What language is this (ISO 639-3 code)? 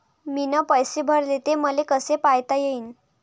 mar